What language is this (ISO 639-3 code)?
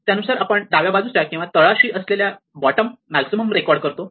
mar